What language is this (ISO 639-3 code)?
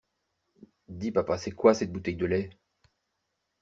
fra